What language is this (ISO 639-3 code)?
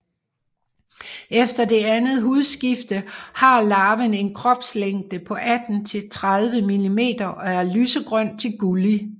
dan